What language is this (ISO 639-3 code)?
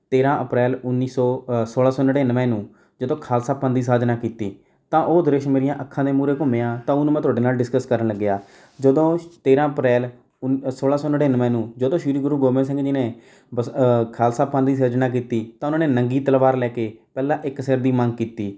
pan